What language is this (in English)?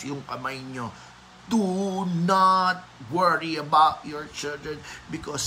Filipino